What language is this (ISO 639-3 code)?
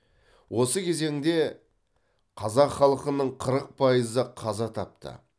kaz